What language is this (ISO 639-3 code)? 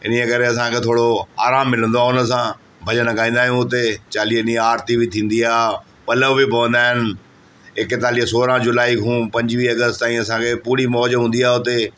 snd